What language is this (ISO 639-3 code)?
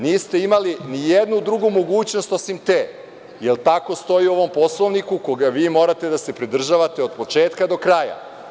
srp